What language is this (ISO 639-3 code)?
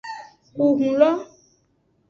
ajg